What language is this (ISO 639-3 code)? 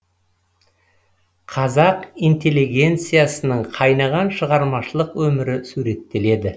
kaz